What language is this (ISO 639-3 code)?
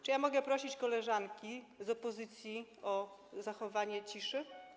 pol